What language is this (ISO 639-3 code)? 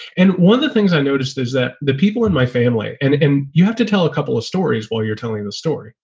eng